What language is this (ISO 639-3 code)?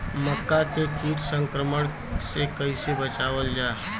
bho